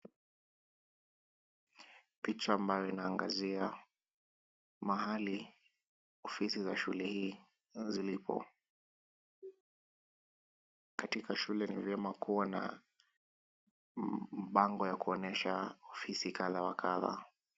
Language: Swahili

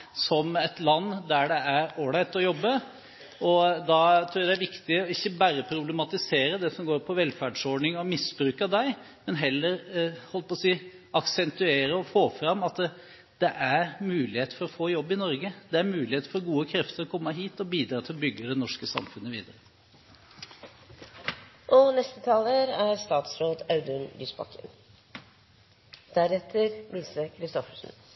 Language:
Norwegian Bokmål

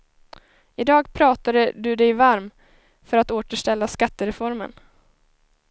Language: Swedish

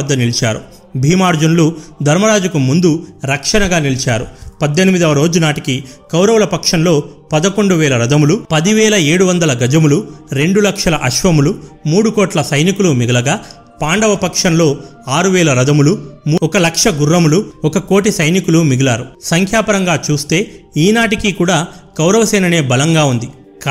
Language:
Telugu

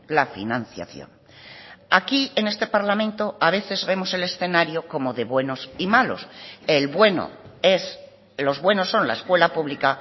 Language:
Spanish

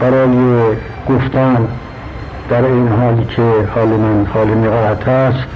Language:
Persian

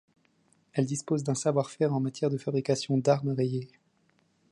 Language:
French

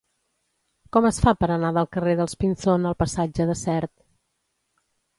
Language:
Catalan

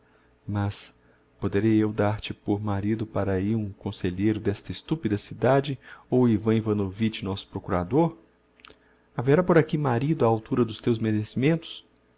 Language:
Portuguese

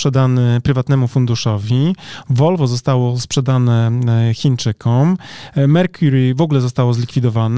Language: Polish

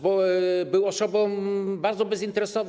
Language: Polish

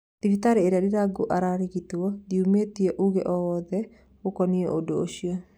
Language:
Kikuyu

